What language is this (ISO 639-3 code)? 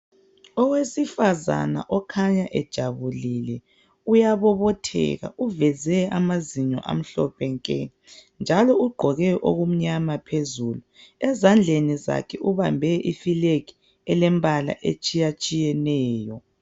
nde